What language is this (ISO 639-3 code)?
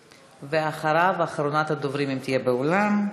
heb